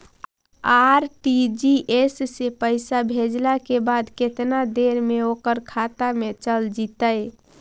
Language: Magahi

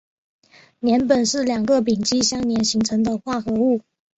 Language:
Chinese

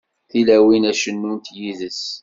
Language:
Kabyle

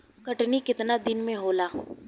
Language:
Bhojpuri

